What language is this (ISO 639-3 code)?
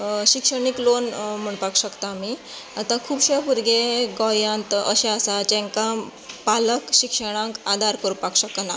kok